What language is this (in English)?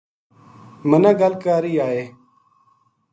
Gujari